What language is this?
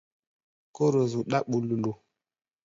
Gbaya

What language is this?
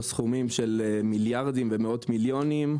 Hebrew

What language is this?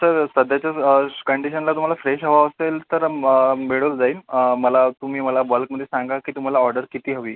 Marathi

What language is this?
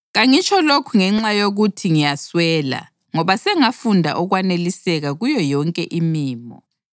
North Ndebele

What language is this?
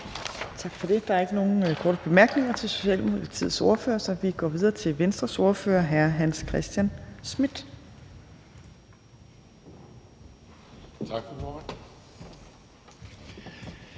Danish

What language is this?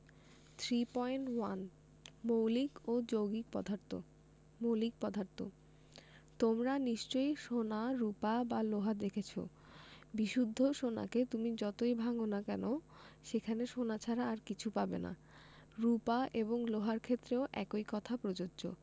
Bangla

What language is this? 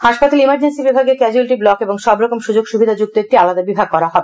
Bangla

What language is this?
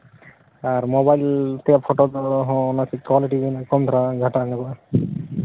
Santali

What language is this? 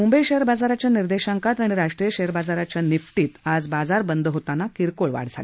Marathi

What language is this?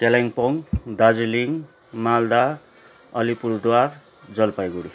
Nepali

